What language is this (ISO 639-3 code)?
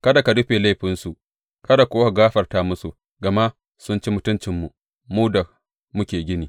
hau